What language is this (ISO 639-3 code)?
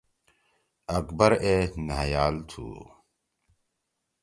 trw